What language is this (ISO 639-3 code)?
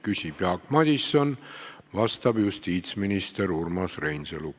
est